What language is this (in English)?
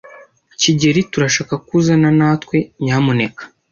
Kinyarwanda